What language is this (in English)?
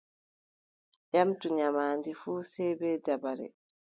Adamawa Fulfulde